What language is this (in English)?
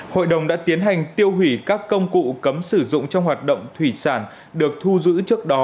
Vietnamese